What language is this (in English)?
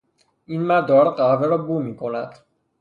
Persian